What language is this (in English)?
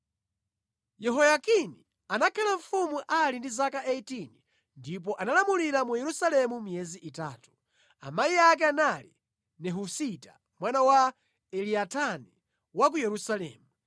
Nyanja